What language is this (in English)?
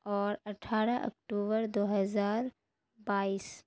Urdu